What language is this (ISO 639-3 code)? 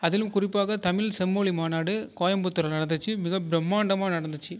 tam